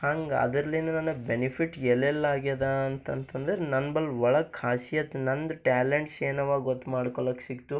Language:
Kannada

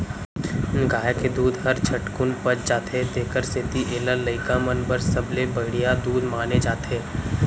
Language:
Chhattisgarhi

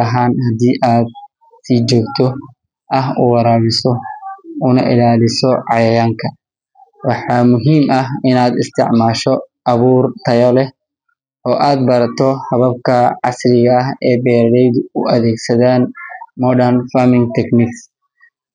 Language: Somali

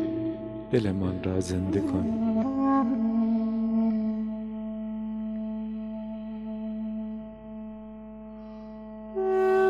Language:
Persian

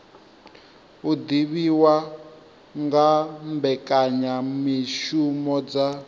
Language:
Venda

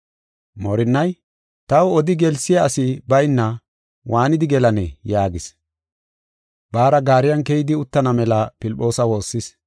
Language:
Gofa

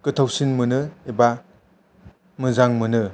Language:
Bodo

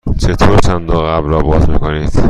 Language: Persian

